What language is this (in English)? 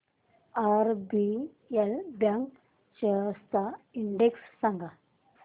Marathi